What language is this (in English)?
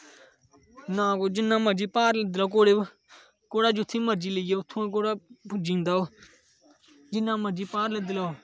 Dogri